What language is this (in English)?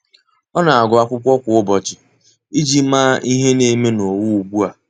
Igbo